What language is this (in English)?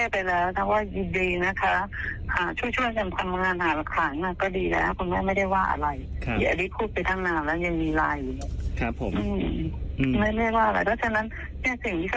Thai